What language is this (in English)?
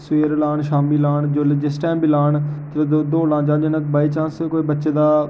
Dogri